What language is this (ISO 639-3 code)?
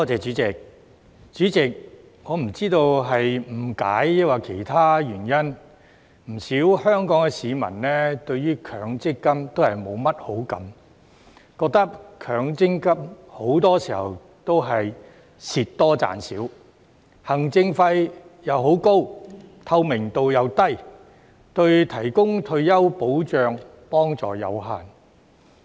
yue